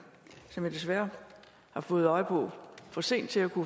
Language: Danish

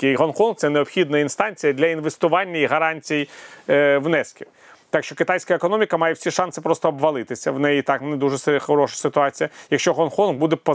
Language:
Ukrainian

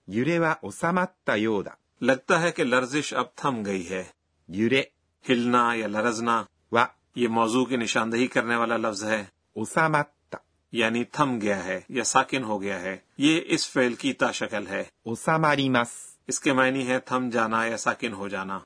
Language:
Urdu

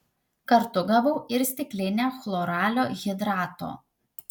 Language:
Lithuanian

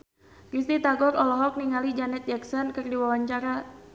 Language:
Sundanese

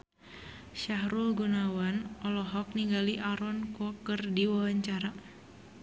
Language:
Sundanese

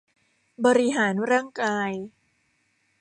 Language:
Thai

